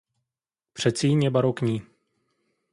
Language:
Czech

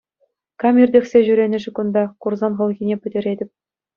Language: Chuvash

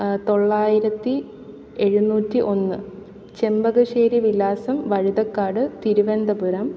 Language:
Malayalam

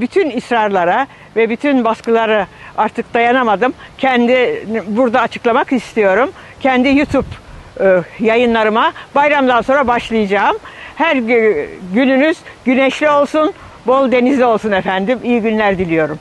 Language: Turkish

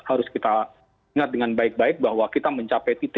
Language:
Indonesian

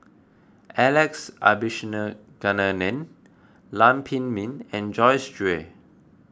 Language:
English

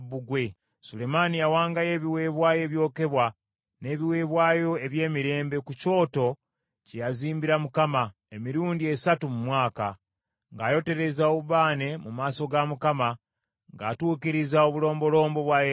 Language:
Ganda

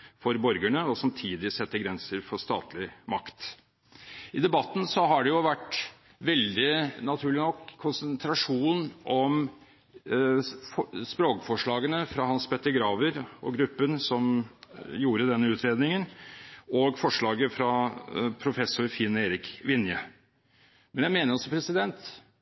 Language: Norwegian Bokmål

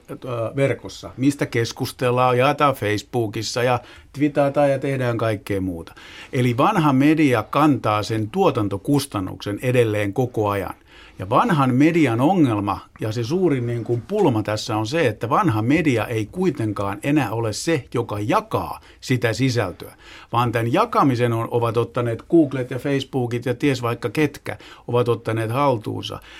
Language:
Finnish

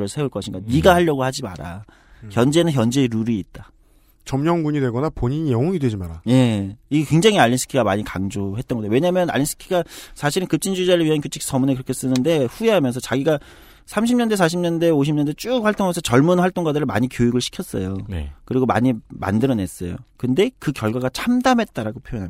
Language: Korean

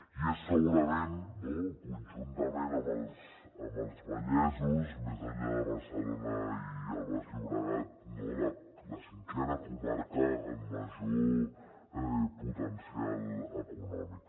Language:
Catalan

